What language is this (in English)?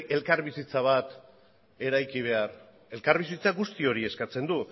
Basque